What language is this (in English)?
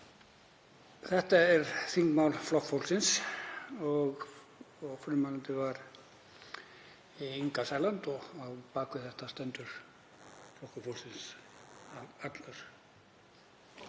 Icelandic